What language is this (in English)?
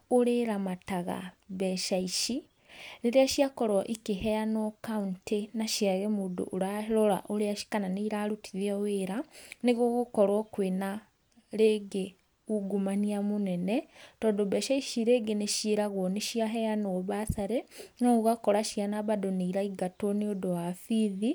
Kikuyu